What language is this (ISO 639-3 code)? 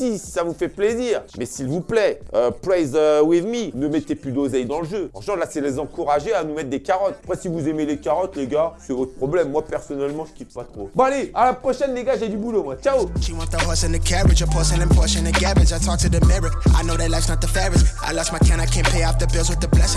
fra